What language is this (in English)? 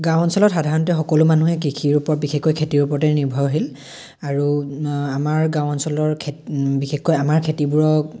Assamese